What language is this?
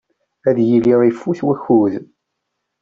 Kabyle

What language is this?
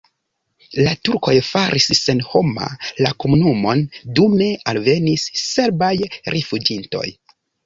Esperanto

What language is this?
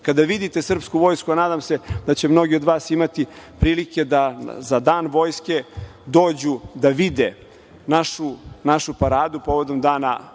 Serbian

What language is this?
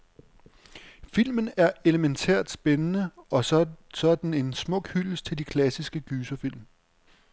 Danish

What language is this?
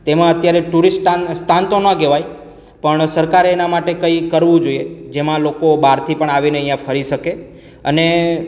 Gujarati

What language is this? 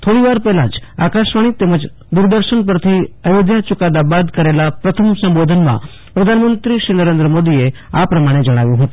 Gujarati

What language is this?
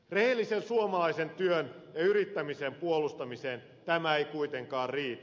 Finnish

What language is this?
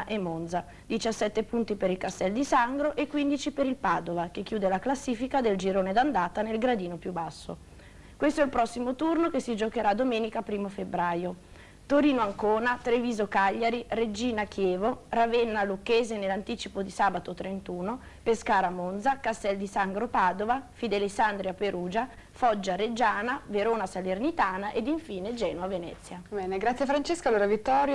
Italian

